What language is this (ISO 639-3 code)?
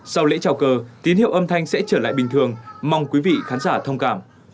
vie